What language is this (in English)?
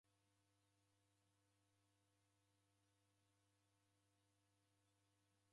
Taita